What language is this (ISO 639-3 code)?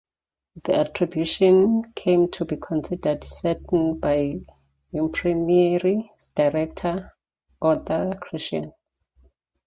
eng